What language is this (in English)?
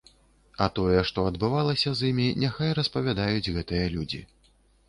Belarusian